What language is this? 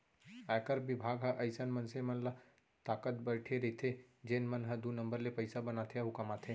Chhattisgarhi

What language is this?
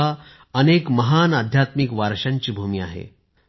Marathi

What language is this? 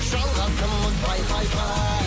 Kazakh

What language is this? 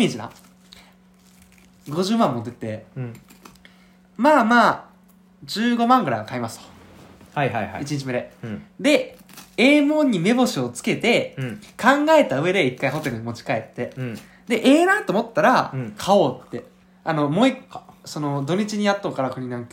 Japanese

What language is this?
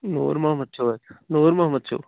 Kashmiri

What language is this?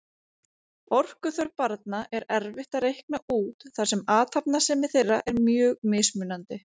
Icelandic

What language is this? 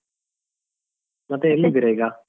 Kannada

